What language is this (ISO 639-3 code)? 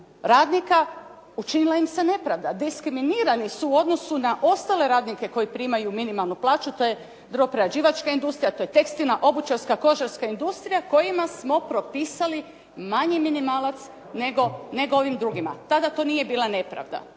hrv